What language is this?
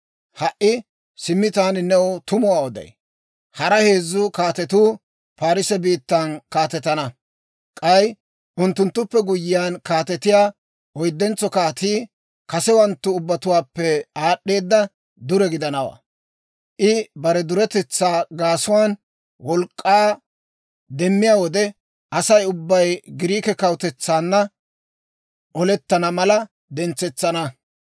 Dawro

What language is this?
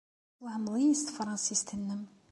Kabyle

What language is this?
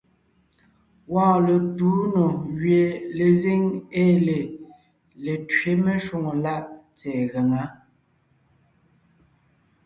Ngiemboon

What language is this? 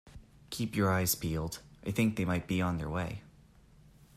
English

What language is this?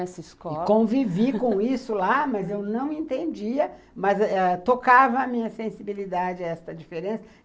Portuguese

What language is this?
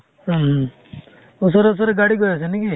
Assamese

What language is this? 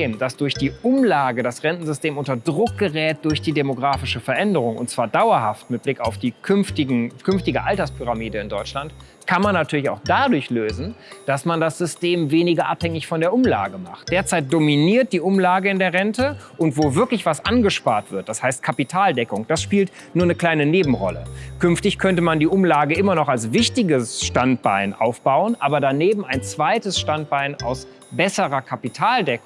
German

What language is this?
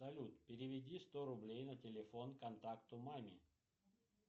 Russian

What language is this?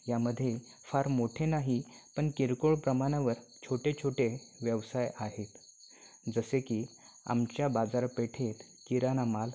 Marathi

